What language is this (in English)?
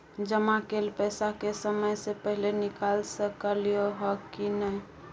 Maithili